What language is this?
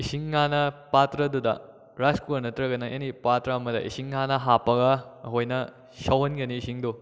Manipuri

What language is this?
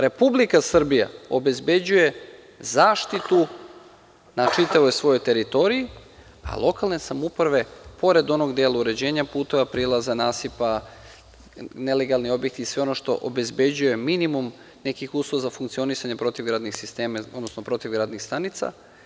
Serbian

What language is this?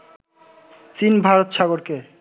Bangla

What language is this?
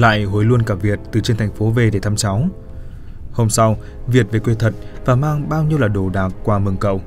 Vietnamese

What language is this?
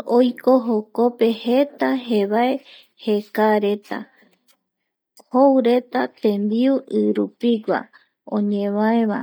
Eastern Bolivian Guaraní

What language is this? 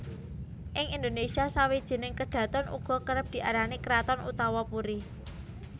Javanese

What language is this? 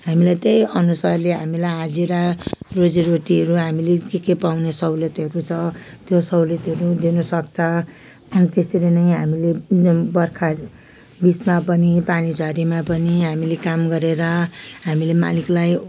Nepali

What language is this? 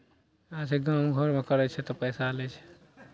Maithili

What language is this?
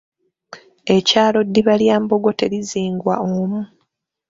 Ganda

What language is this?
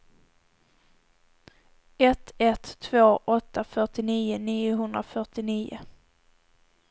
Swedish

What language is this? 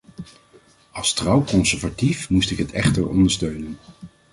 Dutch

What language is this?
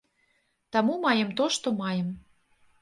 Belarusian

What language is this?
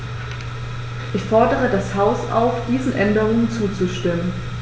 German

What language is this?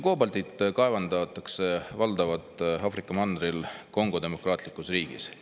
Estonian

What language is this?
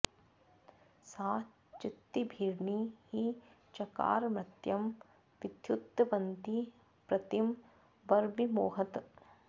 Sanskrit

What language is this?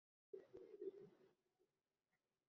Uzbek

